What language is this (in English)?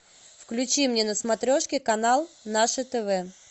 Russian